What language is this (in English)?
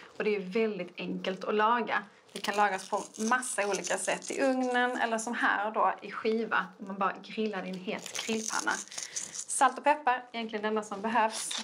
Swedish